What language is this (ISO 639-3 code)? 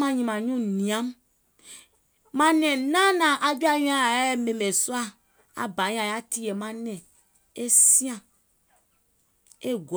gol